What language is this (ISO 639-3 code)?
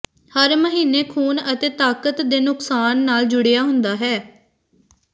pan